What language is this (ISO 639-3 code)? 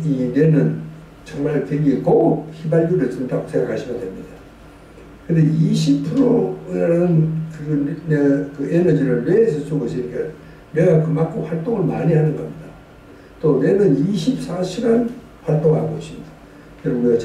kor